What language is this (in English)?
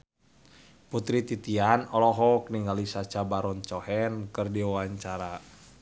Sundanese